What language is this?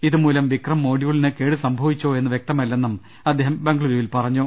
Malayalam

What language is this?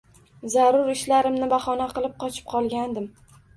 Uzbek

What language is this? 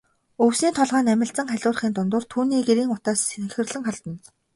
Mongolian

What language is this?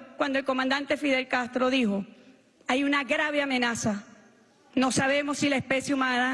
Spanish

